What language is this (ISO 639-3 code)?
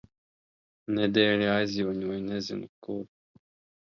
lav